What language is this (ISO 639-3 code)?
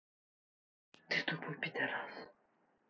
rus